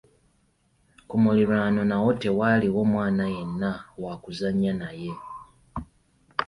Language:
Ganda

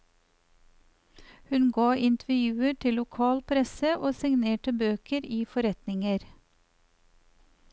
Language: Norwegian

